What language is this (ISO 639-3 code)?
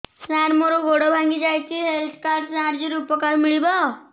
ori